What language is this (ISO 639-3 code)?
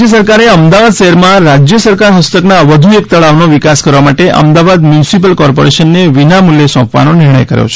guj